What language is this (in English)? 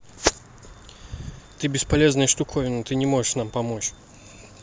Russian